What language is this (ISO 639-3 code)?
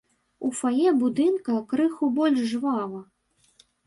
bel